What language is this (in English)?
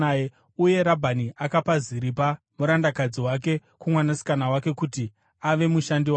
Shona